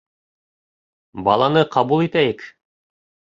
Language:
Bashkir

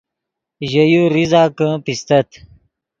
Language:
Yidgha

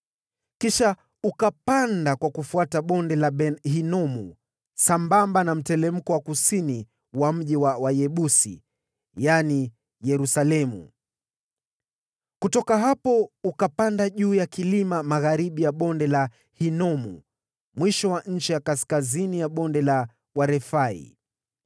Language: Swahili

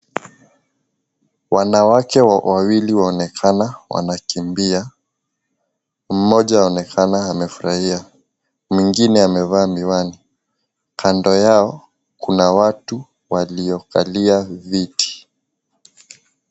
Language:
Swahili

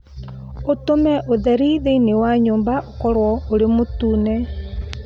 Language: Kikuyu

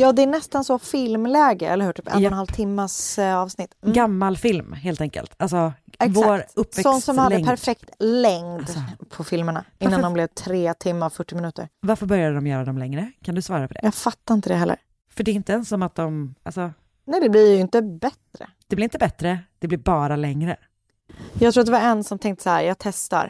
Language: Swedish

